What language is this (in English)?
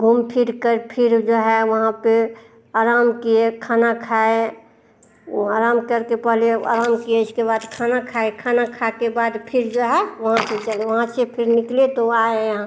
Hindi